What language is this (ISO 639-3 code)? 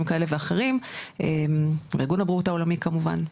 heb